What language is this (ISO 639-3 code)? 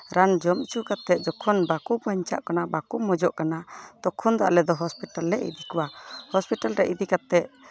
sat